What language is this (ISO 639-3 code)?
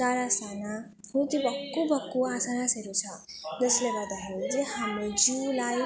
nep